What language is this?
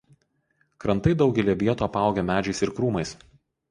Lithuanian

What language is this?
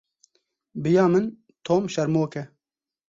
Kurdish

